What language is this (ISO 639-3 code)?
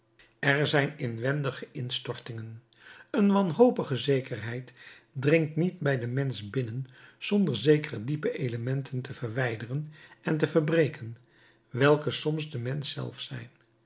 nld